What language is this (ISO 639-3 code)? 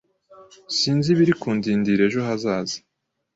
kin